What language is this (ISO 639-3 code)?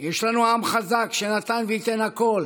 heb